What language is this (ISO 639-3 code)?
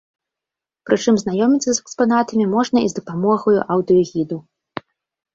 bel